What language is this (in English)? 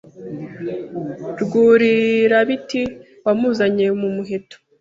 Kinyarwanda